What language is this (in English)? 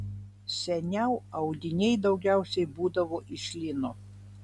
Lithuanian